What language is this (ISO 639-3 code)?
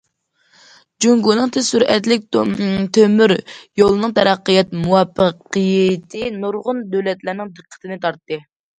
uig